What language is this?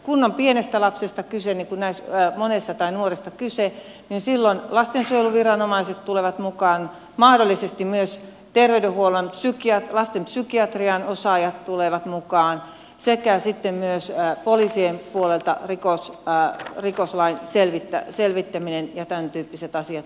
Finnish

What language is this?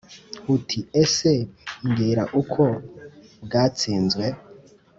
Kinyarwanda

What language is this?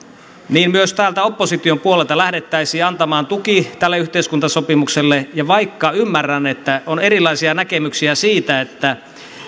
Finnish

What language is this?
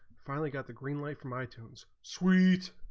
English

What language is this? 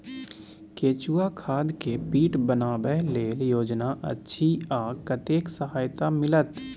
Maithili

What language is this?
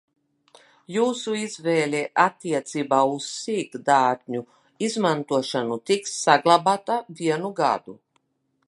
Latvian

